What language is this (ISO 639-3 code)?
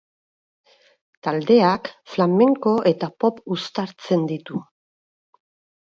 eus